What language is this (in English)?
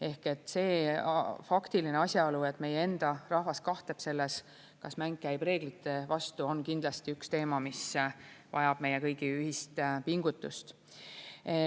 Estonian